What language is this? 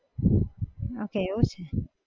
Gujarati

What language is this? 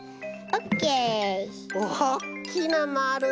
Japanese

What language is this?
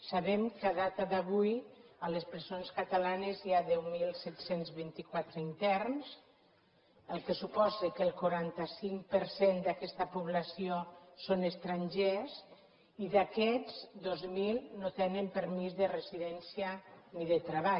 Catalan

